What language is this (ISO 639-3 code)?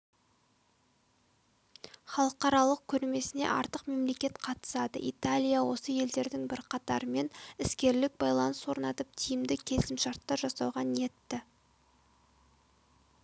kaz